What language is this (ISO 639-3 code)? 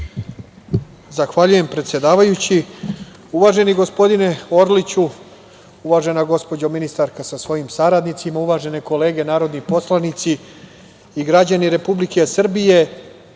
srp